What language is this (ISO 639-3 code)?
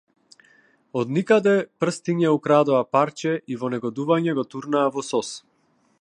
mkd